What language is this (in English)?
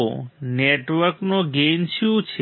Gujarati